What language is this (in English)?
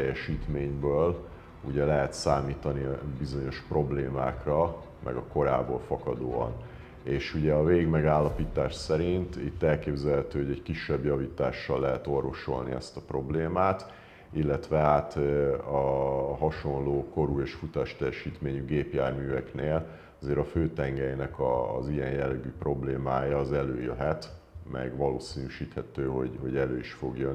Hungarian